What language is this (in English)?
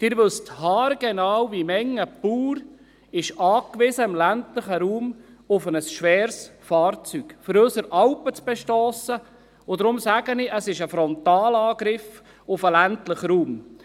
Swiss German